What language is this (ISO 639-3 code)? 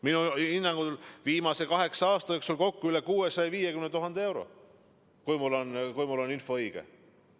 est